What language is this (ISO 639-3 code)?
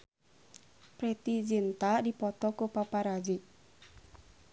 sun